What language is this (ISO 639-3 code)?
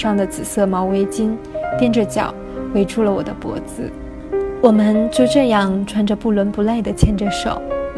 zho